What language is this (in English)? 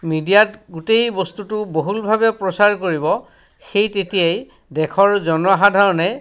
Assamese